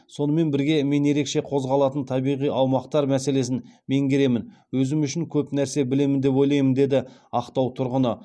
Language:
Kazakh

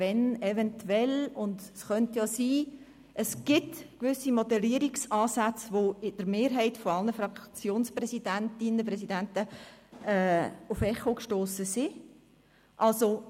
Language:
Swiss German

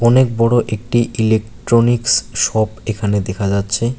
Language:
Bangla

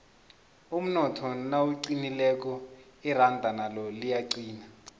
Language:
South Ndebele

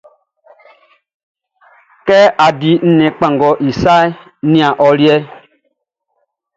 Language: Baoulé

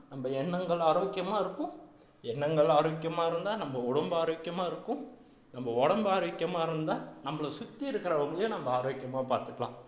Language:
Tamil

